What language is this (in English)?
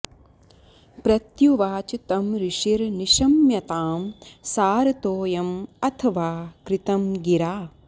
Sanskrit